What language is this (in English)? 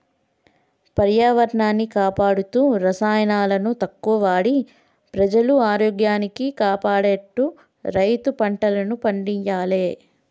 Telugu